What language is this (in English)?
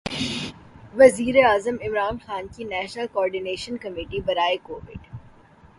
Urdu